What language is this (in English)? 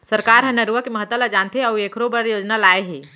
Chhattisgarhi